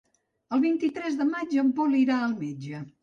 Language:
Catalan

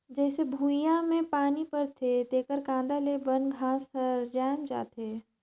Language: Chhattisgarhi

